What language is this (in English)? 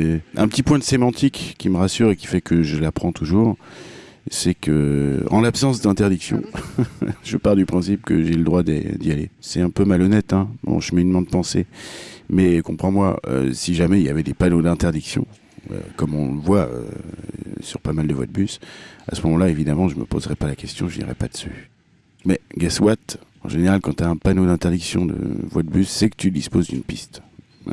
French